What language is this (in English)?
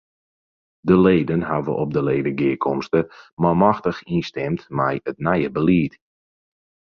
Western Frisian